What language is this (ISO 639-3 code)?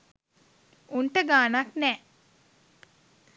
sin